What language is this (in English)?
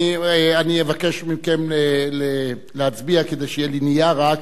Hebrew